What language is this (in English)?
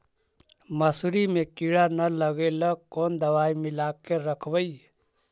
Magahi